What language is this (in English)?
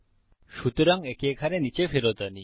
Bangla